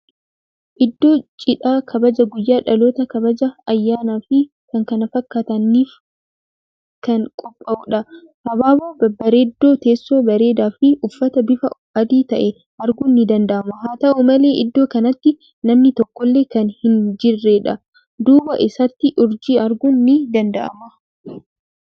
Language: Oromo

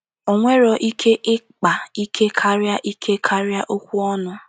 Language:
Igbo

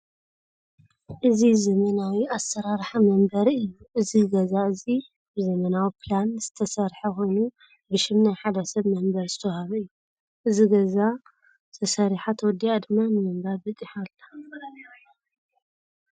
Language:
Tigrinya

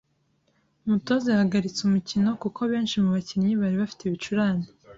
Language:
Kinyarwanda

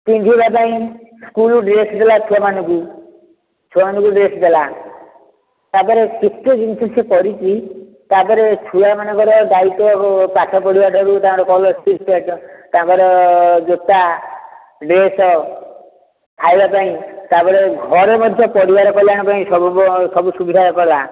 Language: Odia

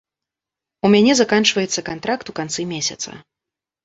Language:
Belarusian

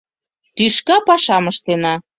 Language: Mari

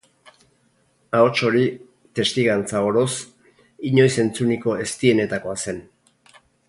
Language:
Basque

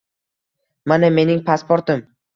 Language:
Uzbek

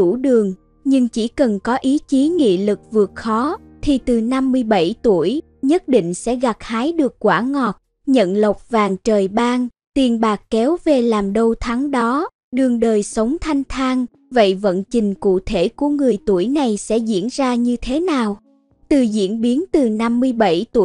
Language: Vietnamese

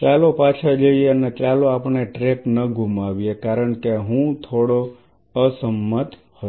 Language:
Gujarati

